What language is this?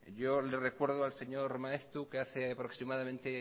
Spanish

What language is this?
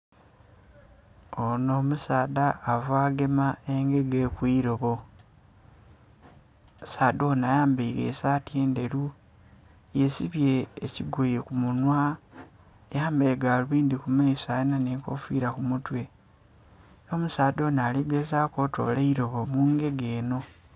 Soga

